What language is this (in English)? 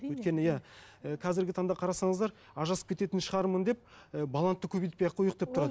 Kazakh